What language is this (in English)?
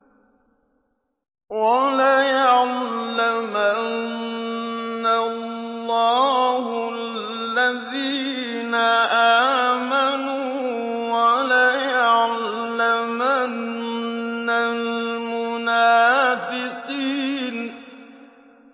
Arabic